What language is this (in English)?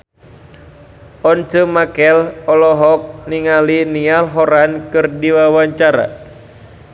Sundanese